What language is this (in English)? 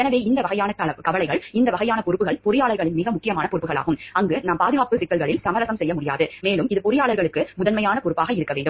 Tamil